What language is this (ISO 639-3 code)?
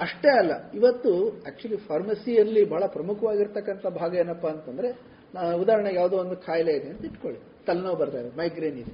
kan